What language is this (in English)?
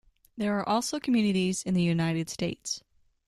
English